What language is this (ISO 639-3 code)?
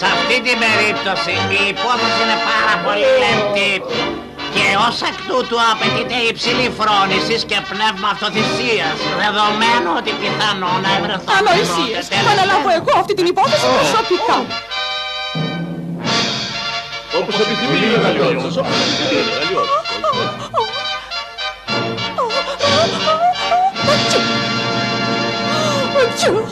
ell